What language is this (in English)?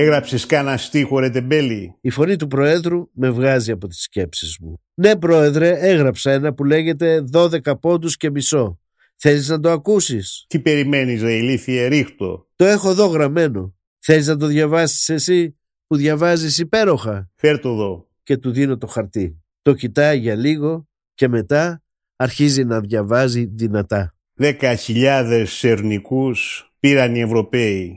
Greek